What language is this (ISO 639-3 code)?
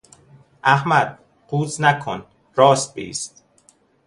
fas